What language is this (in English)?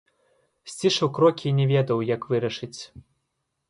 Belarusian